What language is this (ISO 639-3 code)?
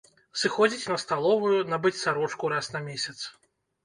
bel